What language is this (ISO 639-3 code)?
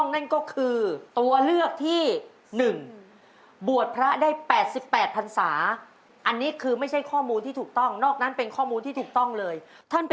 tha